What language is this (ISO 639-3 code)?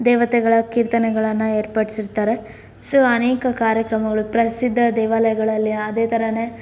kan